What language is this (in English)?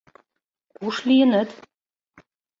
Mari